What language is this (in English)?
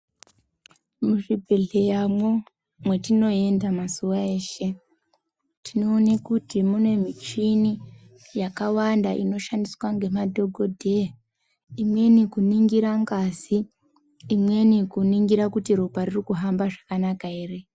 Ndau